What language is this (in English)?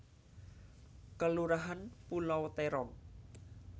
Javanese